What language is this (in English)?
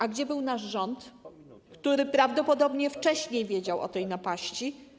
Polish